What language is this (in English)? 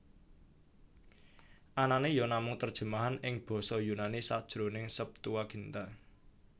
Javanese